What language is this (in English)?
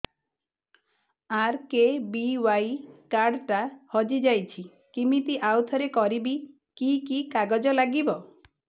Odia